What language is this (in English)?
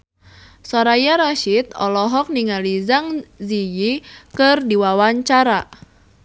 Sundanese